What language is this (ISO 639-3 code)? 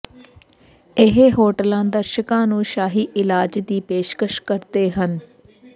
pan